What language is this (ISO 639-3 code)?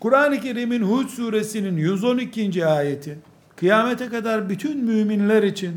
tur